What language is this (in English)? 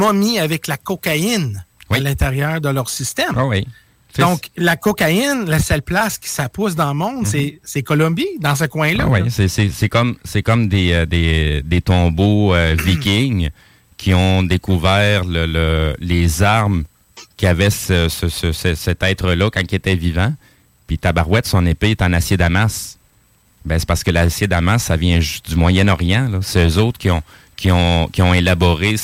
French